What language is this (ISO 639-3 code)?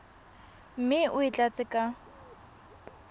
tsn